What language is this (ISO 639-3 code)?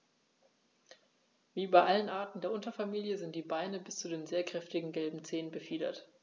deu